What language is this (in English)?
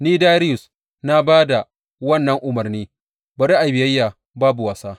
Hausa